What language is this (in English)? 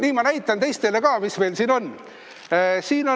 Estonian